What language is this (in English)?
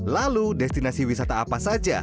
Indonesian